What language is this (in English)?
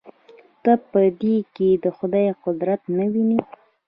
Pashto